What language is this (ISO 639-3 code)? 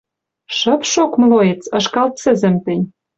mrj